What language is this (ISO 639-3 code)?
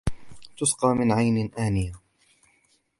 ara